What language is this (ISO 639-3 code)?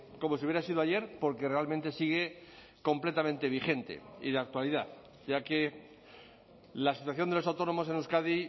spa